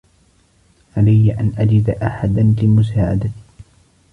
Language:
Arabic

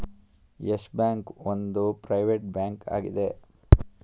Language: Kannada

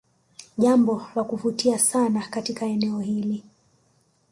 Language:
Swahili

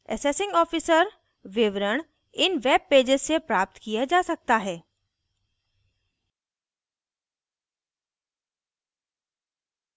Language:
Hindi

